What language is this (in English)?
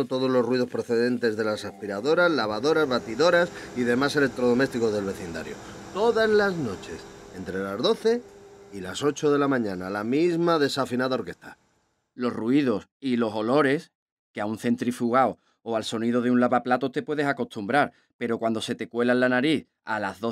Spanish